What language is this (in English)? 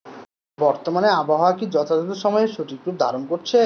Bangla